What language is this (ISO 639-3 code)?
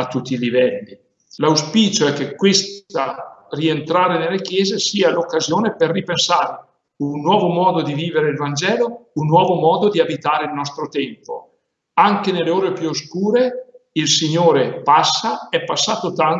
ita